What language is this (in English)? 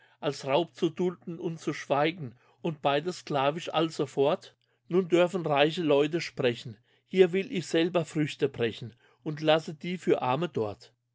German